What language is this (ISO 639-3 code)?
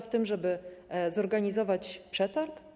pol